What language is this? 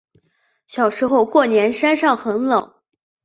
Chinese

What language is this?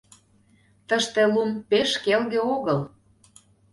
Mari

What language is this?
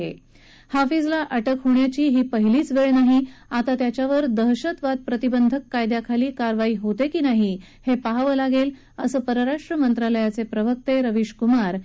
Marathi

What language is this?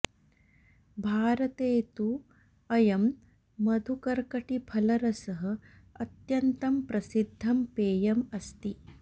Sanskrit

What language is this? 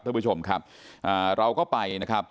Thai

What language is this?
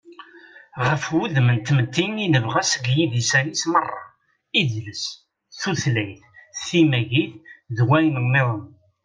Kabyle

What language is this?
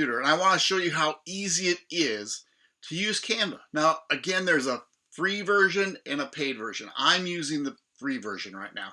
English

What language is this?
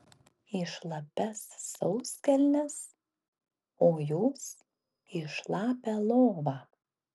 Lithuanian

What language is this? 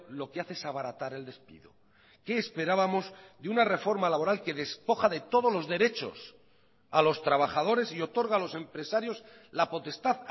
Spanish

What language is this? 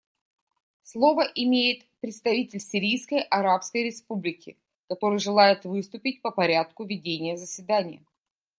Russian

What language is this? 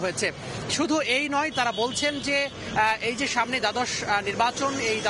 Romanian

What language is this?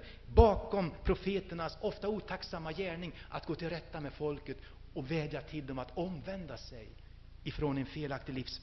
Swedish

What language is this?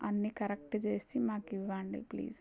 Telugu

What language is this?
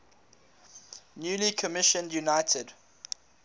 English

